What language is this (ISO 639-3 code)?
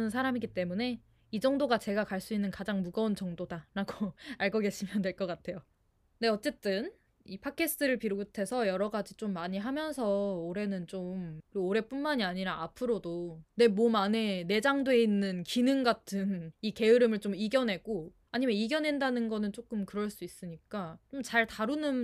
kor